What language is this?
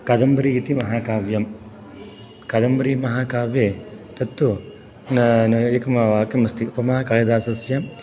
Sanskrit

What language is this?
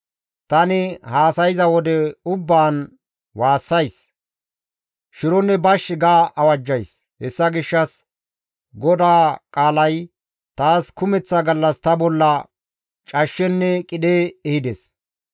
Gamo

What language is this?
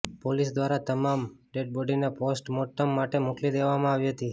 Gujarati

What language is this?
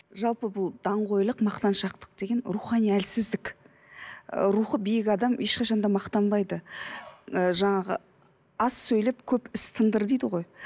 Kazakh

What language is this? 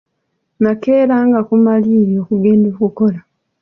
Ganda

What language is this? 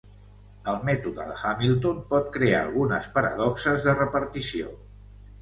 Catalan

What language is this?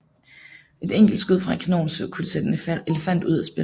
Danish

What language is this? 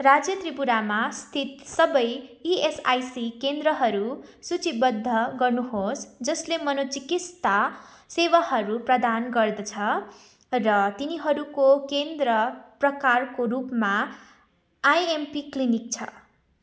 Nepali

